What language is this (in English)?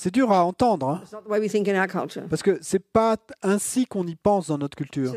French